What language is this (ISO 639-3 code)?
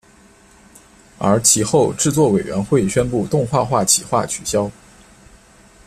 zho